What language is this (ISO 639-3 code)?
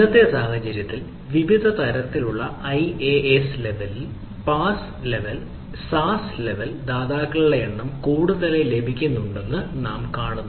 mal